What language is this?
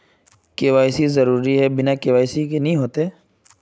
Magahi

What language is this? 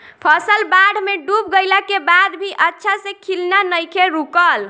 Bhojpuri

